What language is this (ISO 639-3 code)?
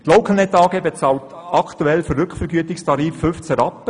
gsw